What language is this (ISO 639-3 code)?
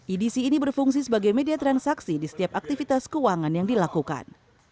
ind